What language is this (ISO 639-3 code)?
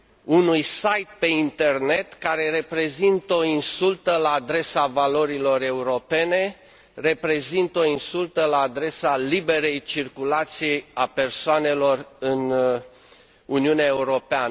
ron